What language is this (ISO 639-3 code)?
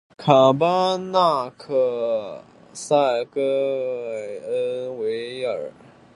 zho